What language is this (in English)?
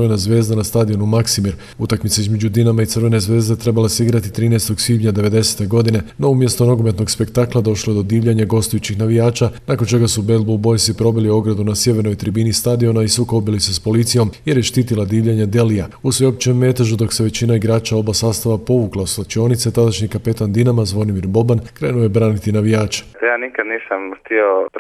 Croatian